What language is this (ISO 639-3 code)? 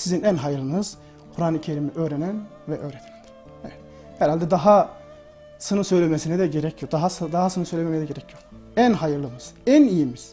tur